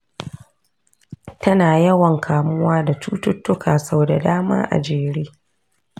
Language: Hausa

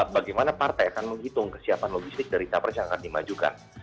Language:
Indonesian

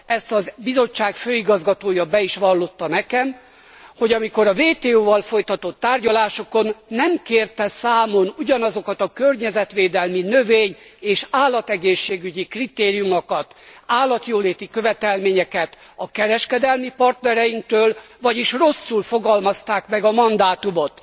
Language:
Hungarian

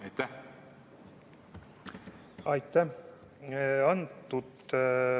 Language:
Estonian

